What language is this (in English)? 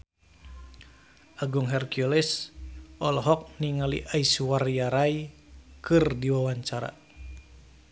Sundanese